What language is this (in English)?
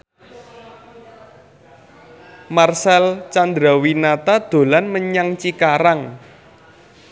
Javanese